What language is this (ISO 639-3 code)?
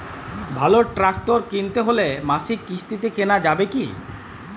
ben